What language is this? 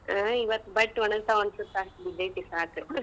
Kannada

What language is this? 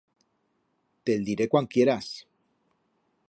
Aragonese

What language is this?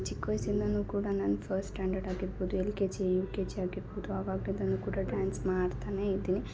Kannada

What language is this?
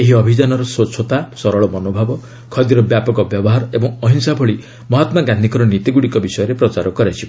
Odia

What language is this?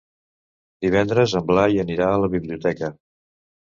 Catalan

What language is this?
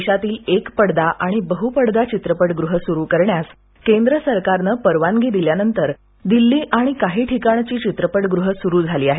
Marathi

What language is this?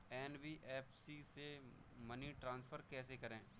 Hindi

